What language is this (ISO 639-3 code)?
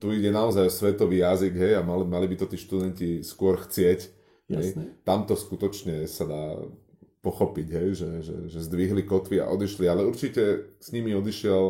slk